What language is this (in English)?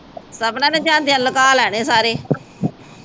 Punjabi